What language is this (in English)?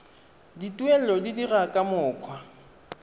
Tswana